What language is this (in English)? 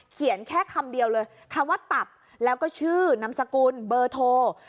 Thai